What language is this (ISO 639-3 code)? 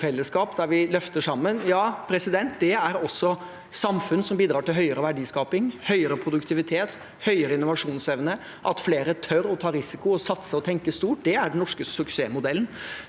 nor